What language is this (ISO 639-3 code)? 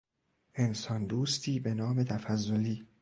fas